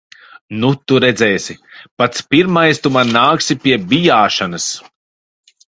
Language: Latvian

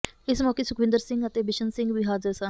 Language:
Punjabi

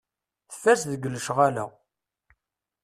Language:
Kabyle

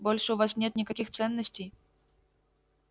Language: Russian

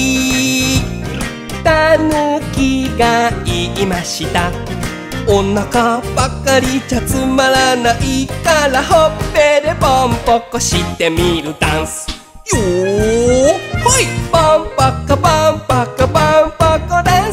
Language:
Japanese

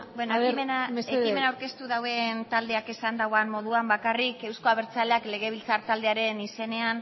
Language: Basque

